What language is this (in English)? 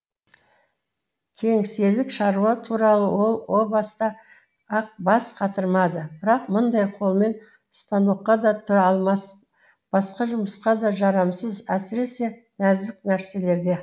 Kazakh